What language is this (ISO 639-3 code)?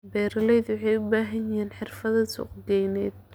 som